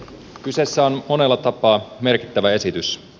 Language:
Finnish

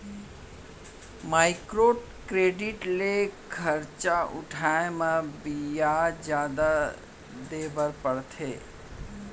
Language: Chhattisgarhi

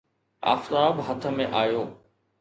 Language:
Sindhi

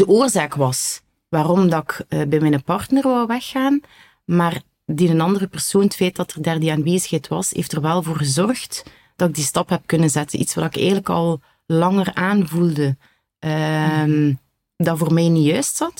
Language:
Dutch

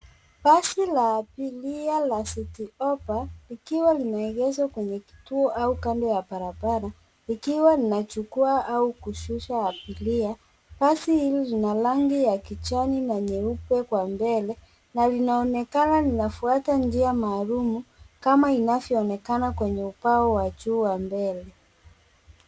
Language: Swahili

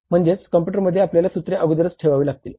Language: Marathi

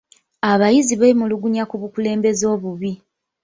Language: Ganda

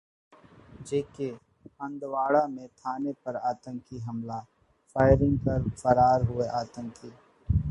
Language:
Hindi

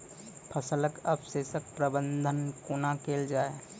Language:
Maithili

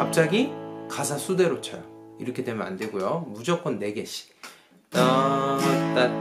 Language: Korean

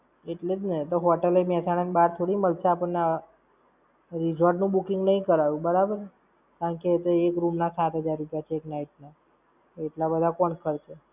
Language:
Gujarati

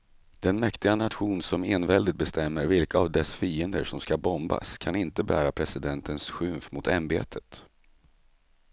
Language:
Swedish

